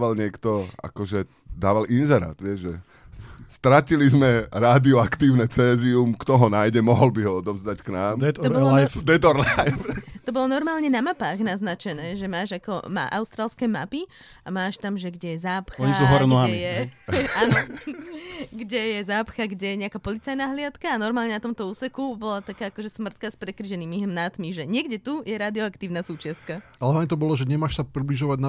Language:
Slovak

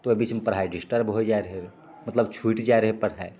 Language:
Maithili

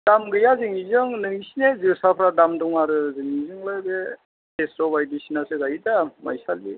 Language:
Bodo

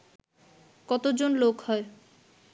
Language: Bangla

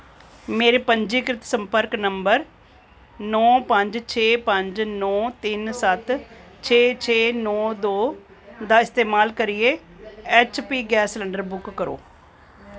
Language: Dogri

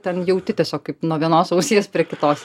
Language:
Lithuanian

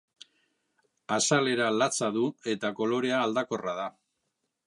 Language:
Basque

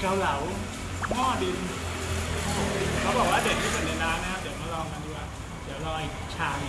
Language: Thai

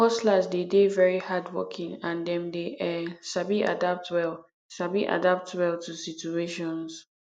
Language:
Nigerian Pidgin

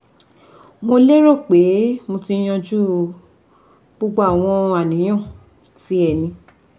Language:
Yoruba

